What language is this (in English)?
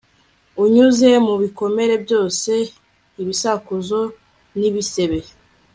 Kinyarwanda